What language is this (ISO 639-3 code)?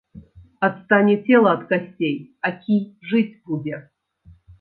bel